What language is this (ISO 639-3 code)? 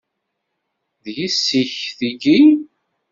kab